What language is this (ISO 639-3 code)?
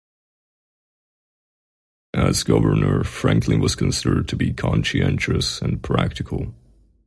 eng